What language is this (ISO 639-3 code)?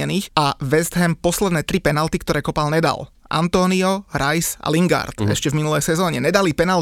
slk